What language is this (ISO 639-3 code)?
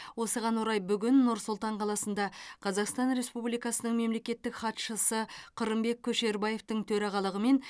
kaz